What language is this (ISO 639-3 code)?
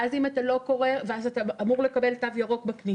heb